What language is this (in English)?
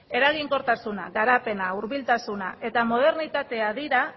Basque